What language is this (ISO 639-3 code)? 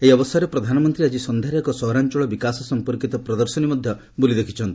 ori